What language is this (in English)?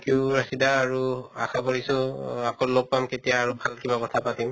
Assamese